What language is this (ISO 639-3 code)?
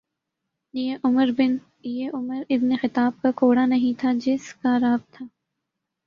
urd